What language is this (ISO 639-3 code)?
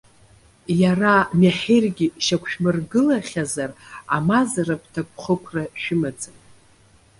abk